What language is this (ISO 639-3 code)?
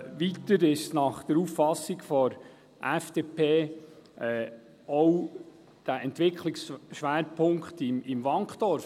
gsw